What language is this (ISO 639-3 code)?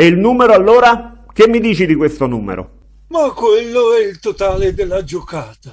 ita